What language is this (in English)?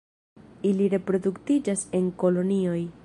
Esperanto